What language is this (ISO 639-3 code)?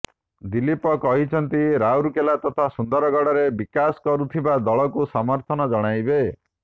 ori